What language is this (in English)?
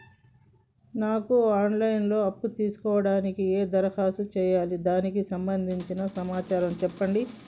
Telugu